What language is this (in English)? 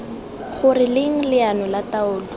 Tswana